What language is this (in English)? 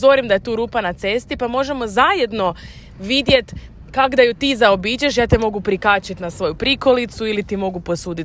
Croatian